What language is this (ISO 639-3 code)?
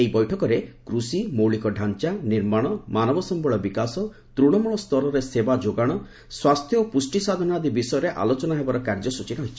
ori